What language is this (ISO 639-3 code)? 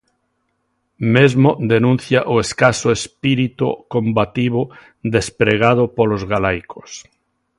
glg